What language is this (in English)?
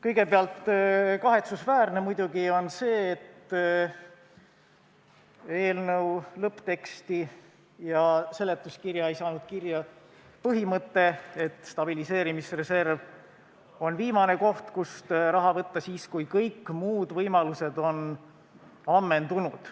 Estonian